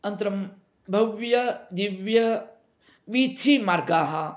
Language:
Sanskrit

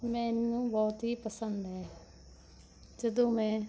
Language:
Punjabi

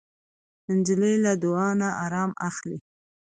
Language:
Pashto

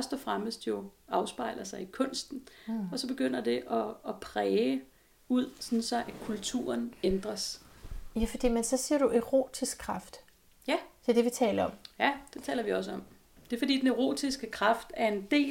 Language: Danish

